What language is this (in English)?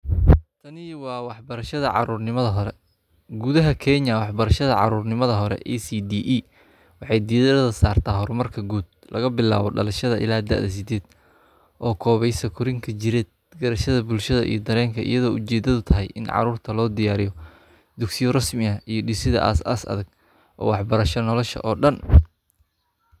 Somali